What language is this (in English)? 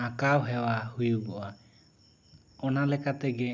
Santali